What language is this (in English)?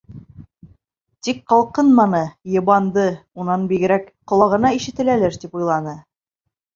Bashkir